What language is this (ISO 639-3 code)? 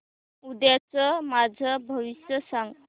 mar